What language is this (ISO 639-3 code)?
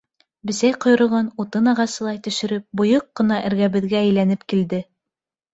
bak